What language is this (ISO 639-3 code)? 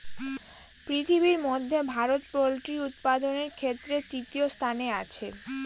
ben